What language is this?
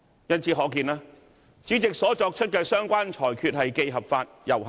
Cantonese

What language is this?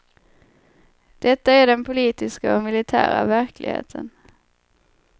Swedish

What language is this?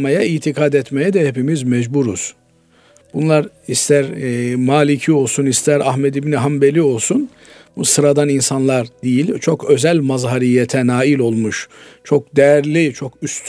Turkish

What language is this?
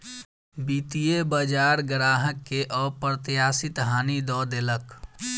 Maithili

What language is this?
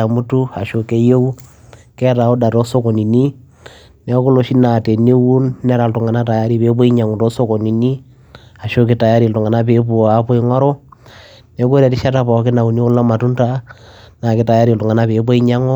Masai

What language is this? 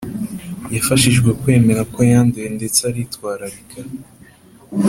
Kinyarwanda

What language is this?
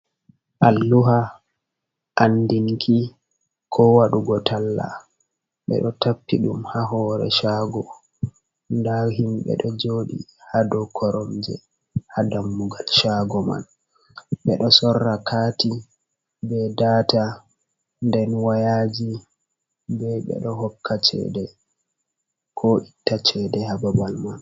Fula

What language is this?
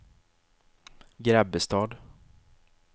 Swedish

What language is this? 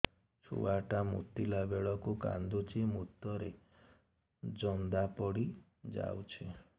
Odia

